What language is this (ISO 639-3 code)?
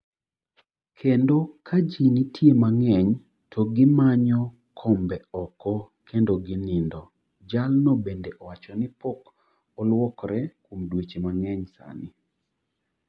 luo